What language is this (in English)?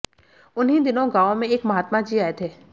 Hindi